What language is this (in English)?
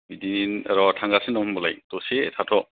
Bodo